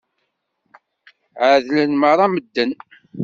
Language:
Kabyle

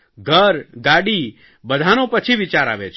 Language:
Gujarati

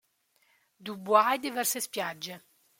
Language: Italian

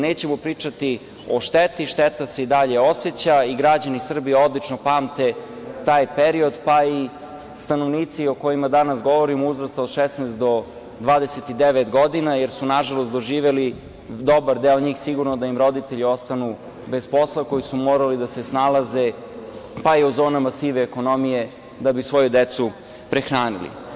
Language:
Serbian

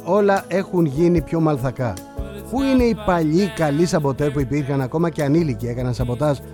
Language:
Greek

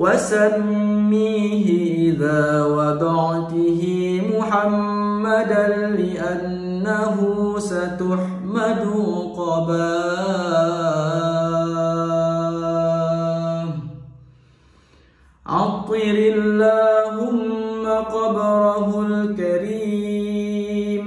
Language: Arabic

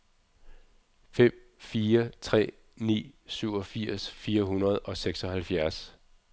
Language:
Danish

